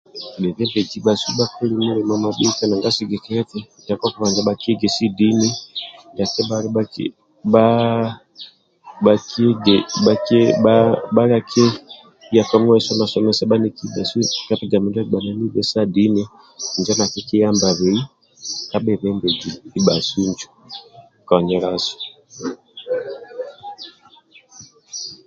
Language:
Amba (Uganda)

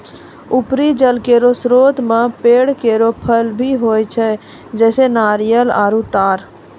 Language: Maithili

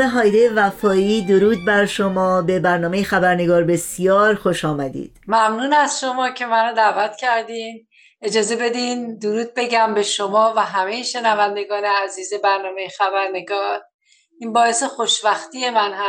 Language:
Persian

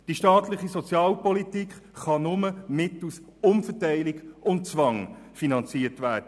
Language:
Swiss German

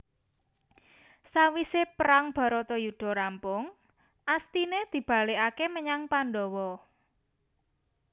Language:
Javanese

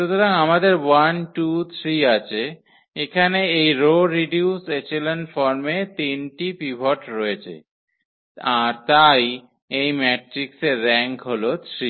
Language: Bangla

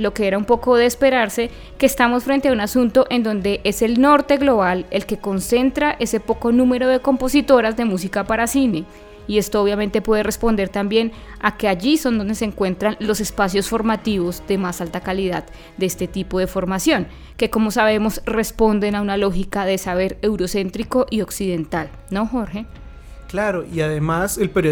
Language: Spanish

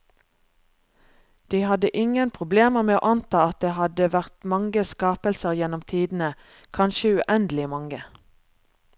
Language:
Norwegian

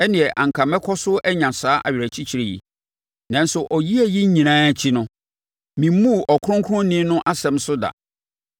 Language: Akan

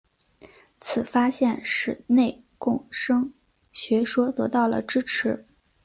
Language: Chinese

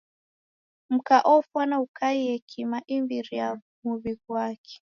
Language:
Taita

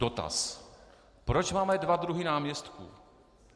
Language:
Czech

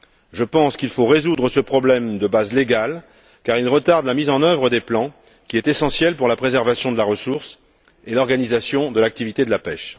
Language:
French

